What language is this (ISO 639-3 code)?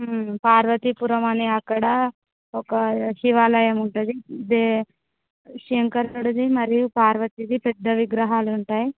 tel